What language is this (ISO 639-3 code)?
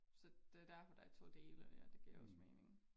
dan